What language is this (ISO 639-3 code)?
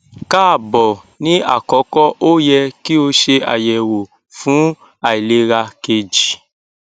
yor